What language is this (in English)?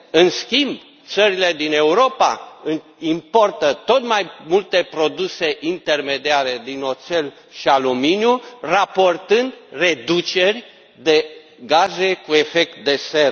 Romanian